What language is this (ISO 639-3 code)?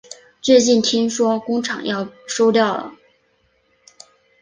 zho